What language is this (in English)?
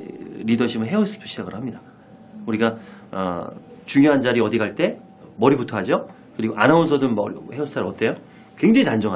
Korean